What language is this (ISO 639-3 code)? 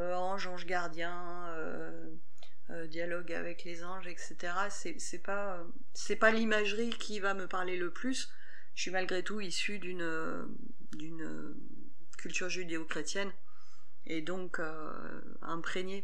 fra